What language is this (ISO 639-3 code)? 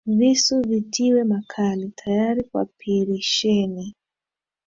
swa